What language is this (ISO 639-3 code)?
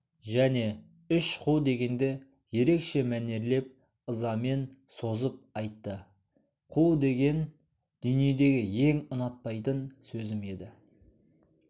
kaz